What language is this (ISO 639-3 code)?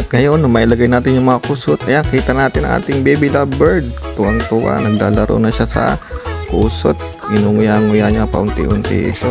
fil